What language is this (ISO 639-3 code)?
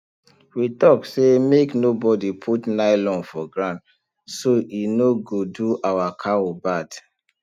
pcm